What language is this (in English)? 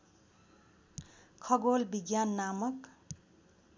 Nepali